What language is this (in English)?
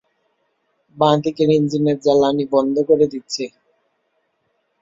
Bangla